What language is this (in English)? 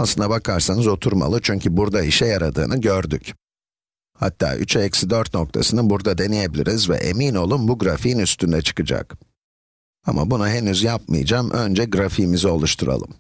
Turkish